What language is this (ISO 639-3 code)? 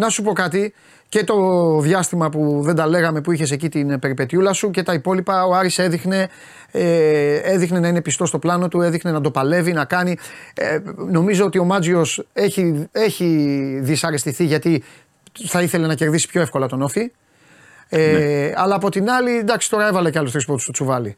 ell